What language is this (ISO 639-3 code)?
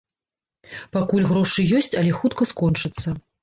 bel